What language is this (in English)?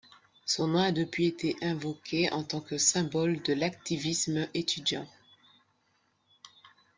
French